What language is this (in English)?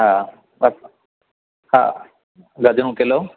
Sindhi